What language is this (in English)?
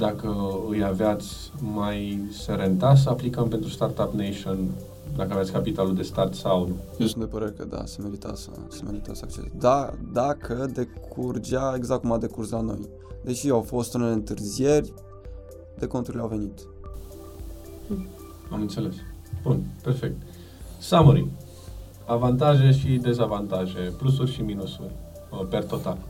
Romanian